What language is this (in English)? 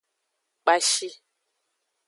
Aja (Benin)